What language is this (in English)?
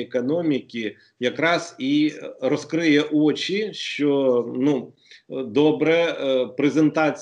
Ukrainian